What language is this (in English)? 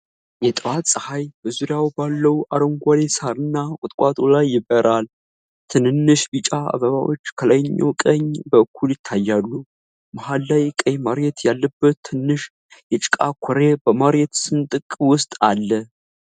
Amharic